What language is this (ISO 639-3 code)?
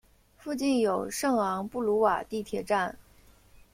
zho